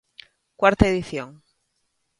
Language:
Galician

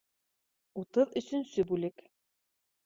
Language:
Bashkir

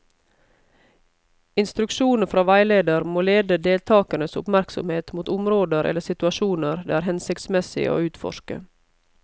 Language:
Norwegian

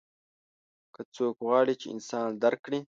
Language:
Pashto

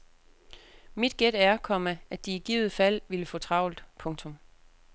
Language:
Danish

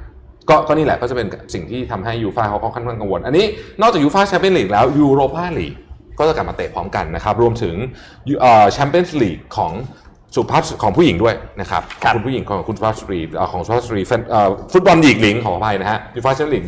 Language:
Thai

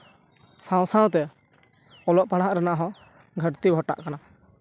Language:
Santali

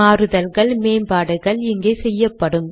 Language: Tamil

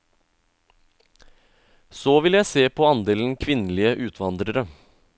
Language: Norwegian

